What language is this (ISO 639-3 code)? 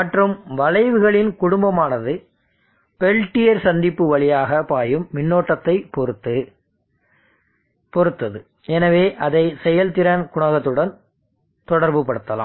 tam